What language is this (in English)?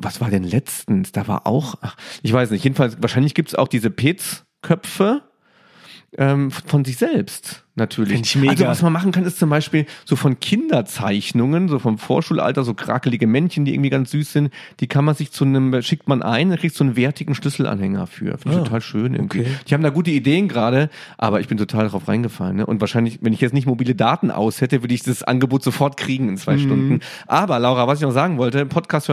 German